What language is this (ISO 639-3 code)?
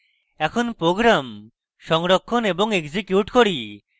ben